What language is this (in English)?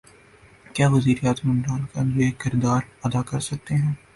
Urdu